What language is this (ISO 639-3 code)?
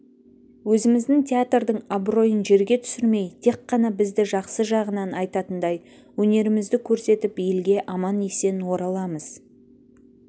kaz